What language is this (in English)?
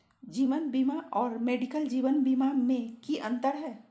Magahi